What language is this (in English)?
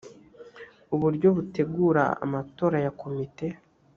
Kinyarwanda